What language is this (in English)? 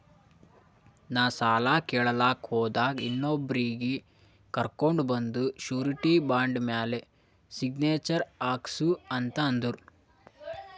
Kannada